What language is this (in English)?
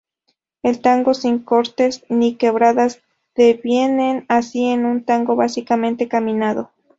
Spanish